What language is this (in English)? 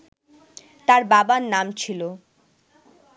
Bangla